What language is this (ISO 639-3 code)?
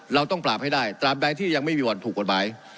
tha